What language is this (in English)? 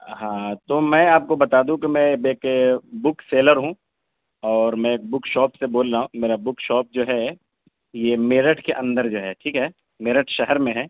Urdu